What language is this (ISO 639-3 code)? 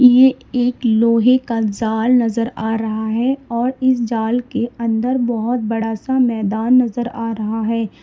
hin